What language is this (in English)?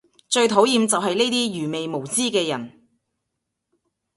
Cantonese